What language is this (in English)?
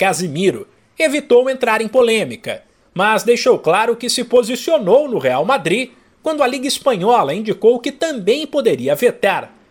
Portuguese